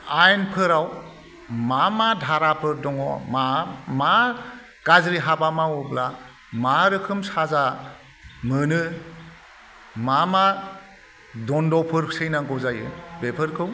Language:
Bodo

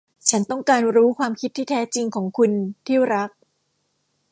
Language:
Thai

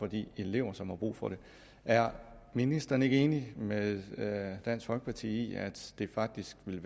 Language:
Danish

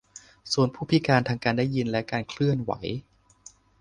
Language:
Thai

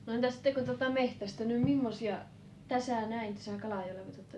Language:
Finnish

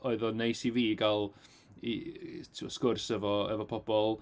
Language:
Welsh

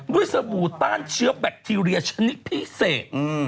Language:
Thai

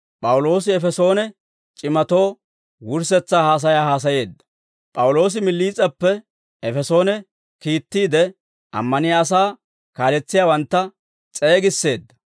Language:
Dawro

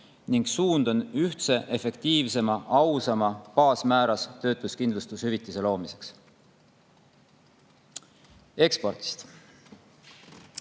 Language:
Estonian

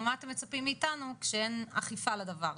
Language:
Hebrew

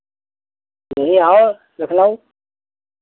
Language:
Hindi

